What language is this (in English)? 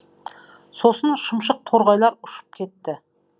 Kazakh